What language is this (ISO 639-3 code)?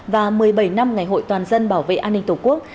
vie